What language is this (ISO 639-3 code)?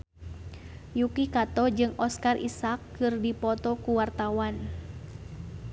sun